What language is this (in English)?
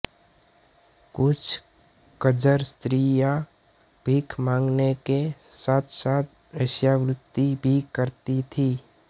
Hindi